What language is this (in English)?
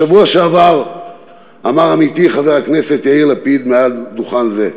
Hebrew